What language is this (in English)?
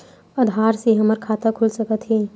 Chhattisgarhi